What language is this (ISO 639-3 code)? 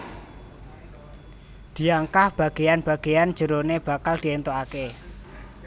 jav